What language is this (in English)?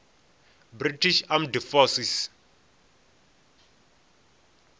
Venda